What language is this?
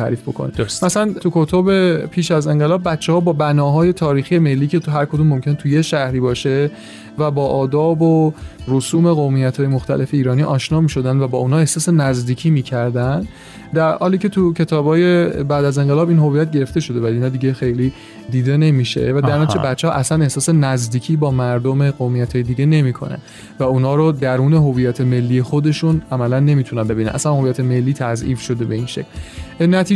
Persian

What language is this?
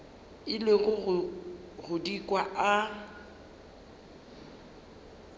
Northern Sotho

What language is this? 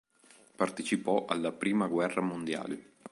Italian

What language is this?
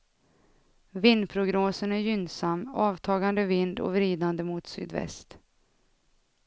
Swedish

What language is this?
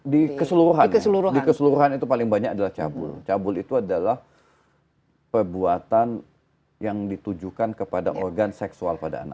Indonesian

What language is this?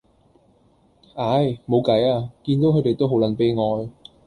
Cantonese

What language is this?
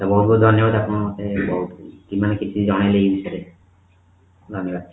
Odia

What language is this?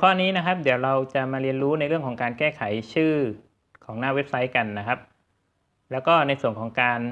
Thai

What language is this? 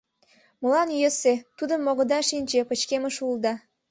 Mari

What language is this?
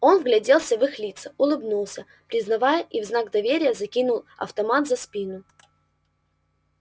Russian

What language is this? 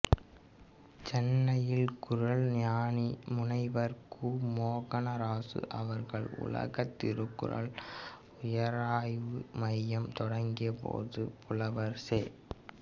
Tamil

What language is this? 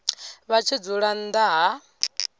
Venda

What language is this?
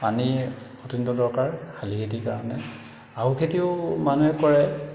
Assamese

